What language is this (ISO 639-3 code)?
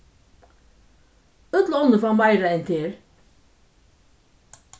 fao